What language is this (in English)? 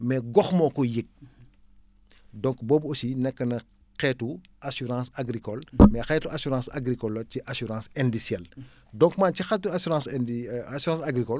Wolof